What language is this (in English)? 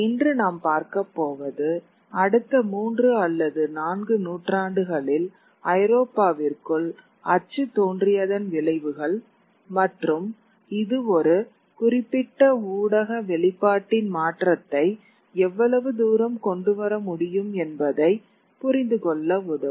Tamil